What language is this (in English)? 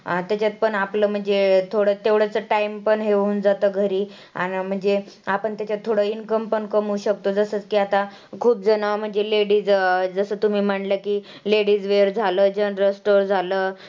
Marathi